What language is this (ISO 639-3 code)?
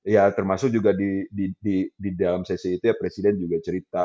ind